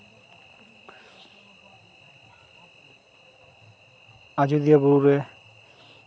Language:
Santali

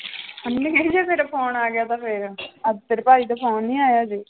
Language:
Punjabi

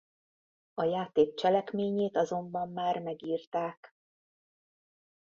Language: Hungarian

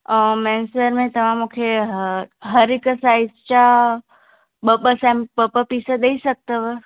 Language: Sindhi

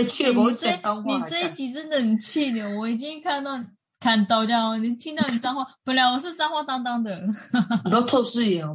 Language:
Chinese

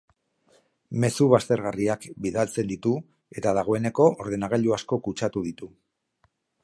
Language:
Basque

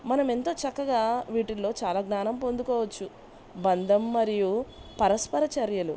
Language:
Telugu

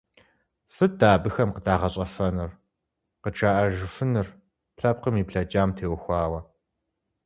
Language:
Kabardian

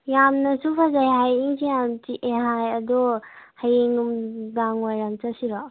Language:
Manipuri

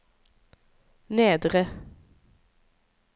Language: Norwegian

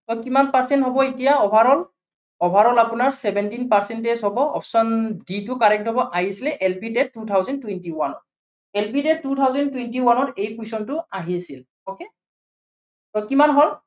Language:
Assamese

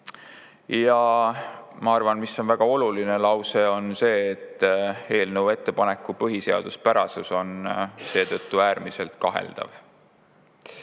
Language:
Estonian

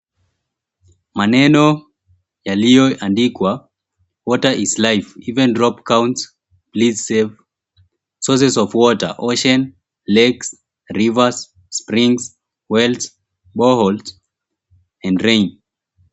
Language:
Swahili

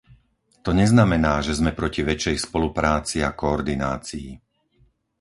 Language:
Slovak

